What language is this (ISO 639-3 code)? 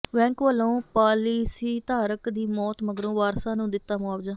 pan